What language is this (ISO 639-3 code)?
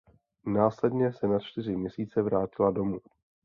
ces